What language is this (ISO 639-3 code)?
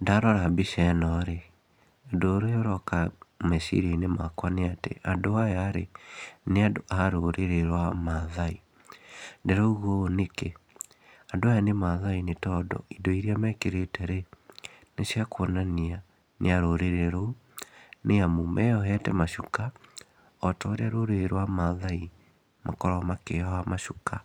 kik